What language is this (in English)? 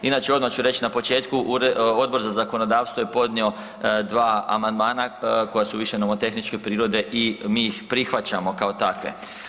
Croatian